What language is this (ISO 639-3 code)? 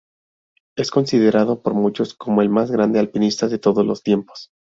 spa